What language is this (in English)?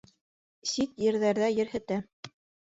Bashkir